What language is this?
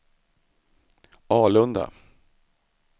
Swedish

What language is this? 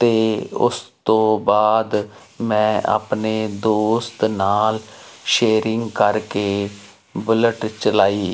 Punjabi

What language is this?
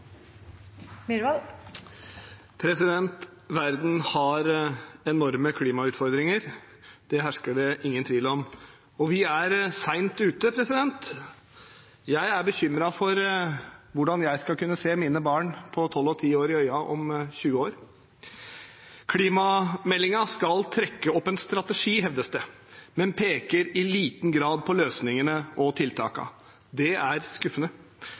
Norwegian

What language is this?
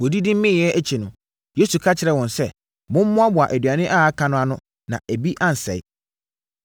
Akan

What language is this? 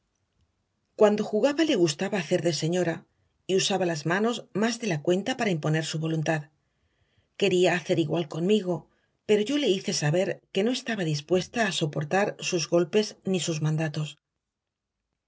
Spanish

